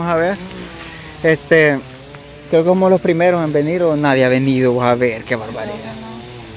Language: Spanish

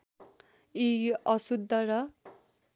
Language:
Nepali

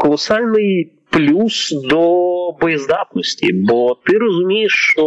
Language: Ukrainian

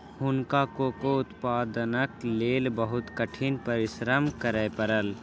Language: Maithili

